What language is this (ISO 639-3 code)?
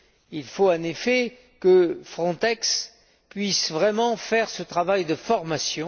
fra